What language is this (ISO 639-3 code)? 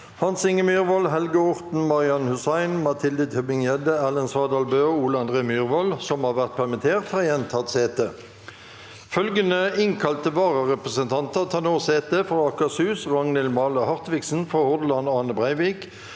nor